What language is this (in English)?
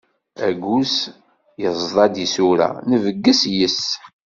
Kabyle